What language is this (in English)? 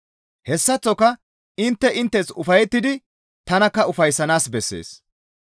Gamo